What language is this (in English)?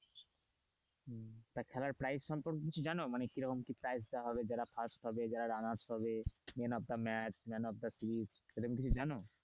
Bangla